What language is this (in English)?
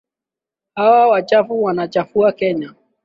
Swahili